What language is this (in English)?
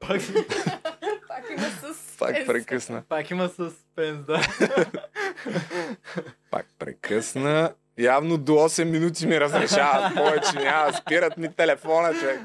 Bulgarian